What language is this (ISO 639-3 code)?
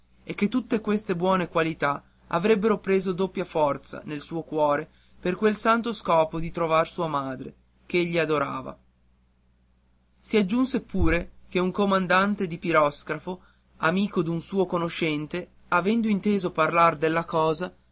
ita